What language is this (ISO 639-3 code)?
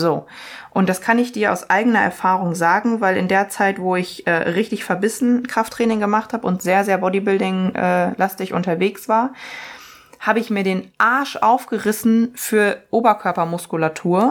deu